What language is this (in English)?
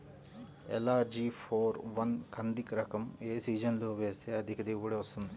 Telugu